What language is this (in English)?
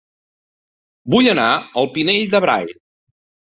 Catalan